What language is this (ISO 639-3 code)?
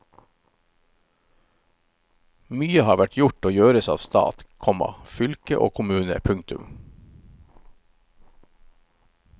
nor